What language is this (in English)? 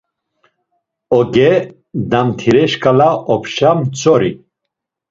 Laz